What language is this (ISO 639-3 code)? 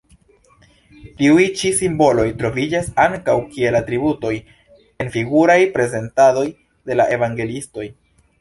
epo